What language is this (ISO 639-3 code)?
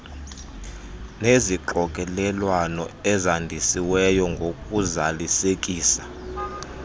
xho